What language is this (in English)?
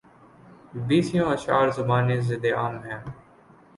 Urdu